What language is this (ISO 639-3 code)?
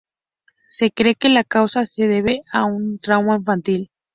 spa